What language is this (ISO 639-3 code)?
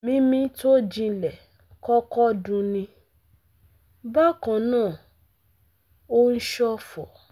yor